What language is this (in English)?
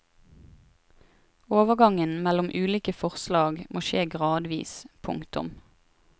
Norwegian